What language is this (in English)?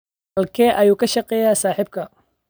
Somali